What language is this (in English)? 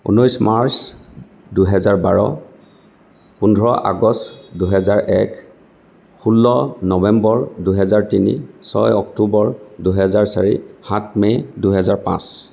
Assamese